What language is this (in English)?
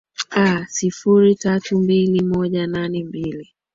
Swahili